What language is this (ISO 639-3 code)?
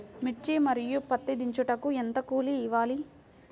tel